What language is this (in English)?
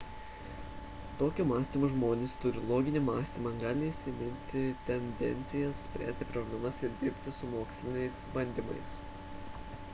Lithuanian